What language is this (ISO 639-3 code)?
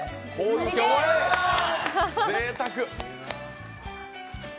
jpn